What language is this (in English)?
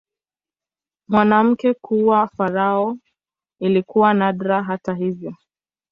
Swahili